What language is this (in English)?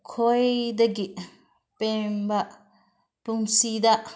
Manipuri